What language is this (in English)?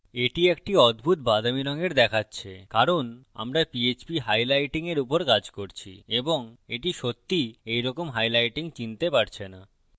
Bangla